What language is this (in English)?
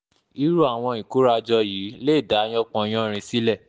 Yoruba